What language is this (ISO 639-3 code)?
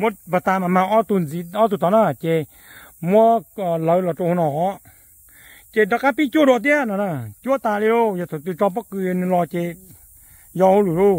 tha